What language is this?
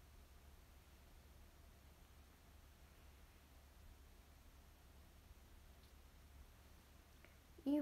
Japanese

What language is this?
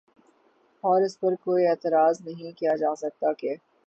Urdu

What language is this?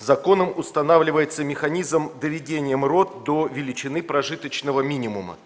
Russian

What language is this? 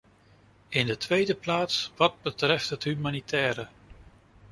Dutch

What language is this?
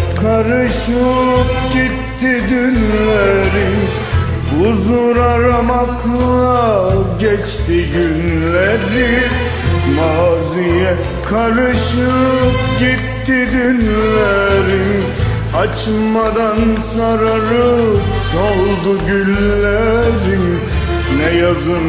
Turkish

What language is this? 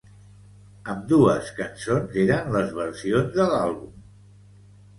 Catalan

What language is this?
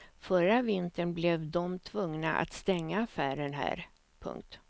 Swedish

